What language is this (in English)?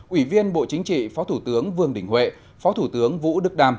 Vietnamese